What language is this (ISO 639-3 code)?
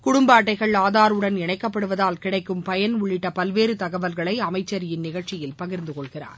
tam